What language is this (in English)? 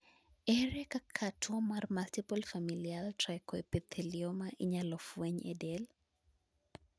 Luo (Kenya and Tanzania)